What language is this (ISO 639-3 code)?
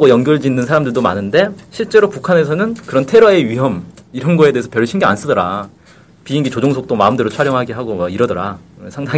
kor